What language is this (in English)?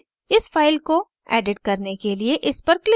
Hindi